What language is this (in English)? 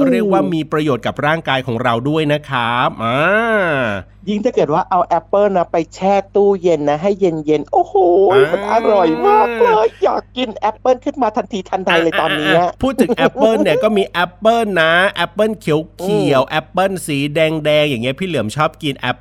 Thai